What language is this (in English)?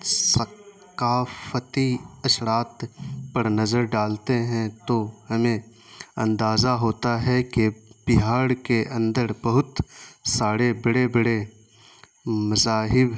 Urdu